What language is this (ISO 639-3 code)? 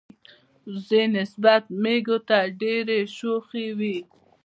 pus